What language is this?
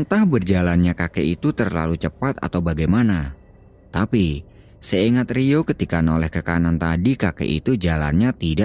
Indonesian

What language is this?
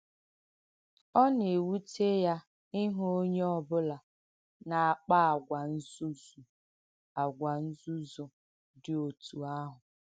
Igbo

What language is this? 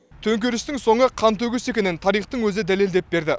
Kazakh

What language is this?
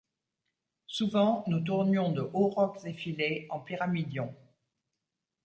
French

